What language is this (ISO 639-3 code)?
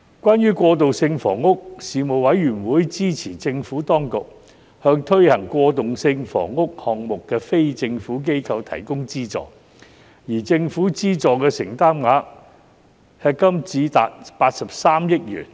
yue